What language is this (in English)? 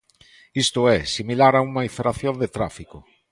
Galician